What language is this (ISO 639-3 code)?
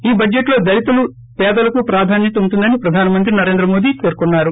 tel